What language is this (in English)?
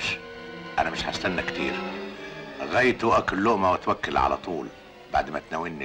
Arabic